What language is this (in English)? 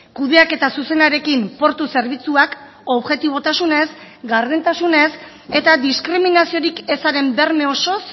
Basque